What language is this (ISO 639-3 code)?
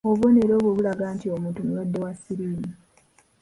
lug